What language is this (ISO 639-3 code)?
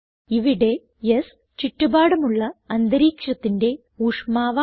mal